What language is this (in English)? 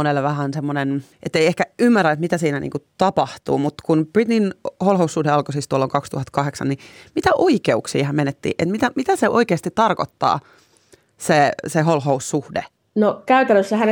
Finnish